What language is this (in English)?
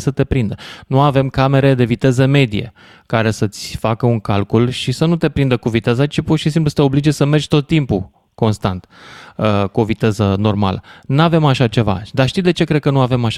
Romanian